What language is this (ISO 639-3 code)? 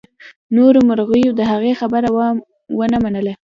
pus